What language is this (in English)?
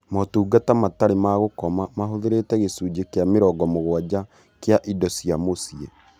Kikuyu